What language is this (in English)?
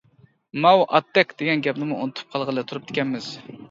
Uyghur